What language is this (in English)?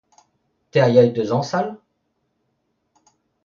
Breton